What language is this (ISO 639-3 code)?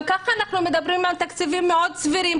heb